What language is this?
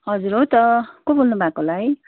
Nepali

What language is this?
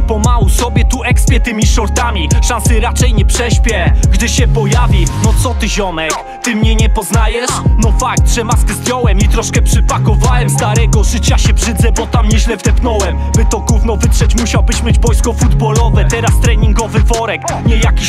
Polish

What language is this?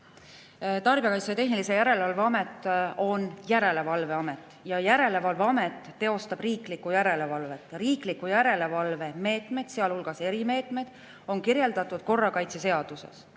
Estonian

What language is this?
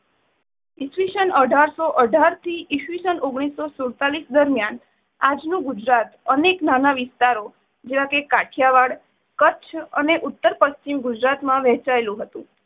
Gujarati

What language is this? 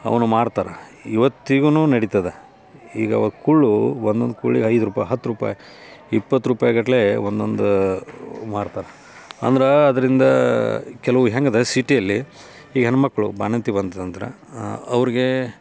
Kannada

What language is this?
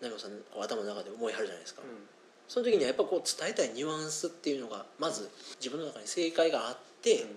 Japanese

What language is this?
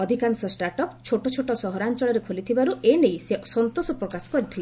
Odia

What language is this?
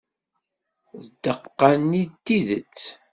Kabyle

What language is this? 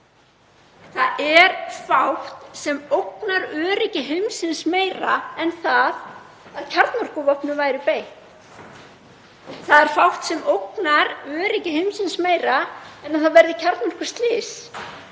Icelandic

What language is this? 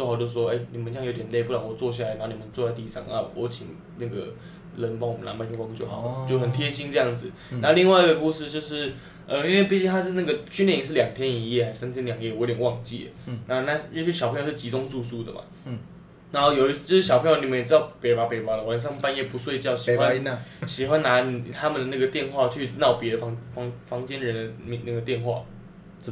Chinese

